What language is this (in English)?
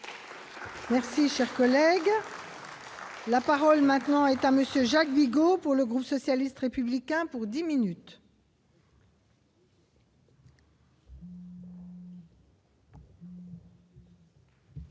French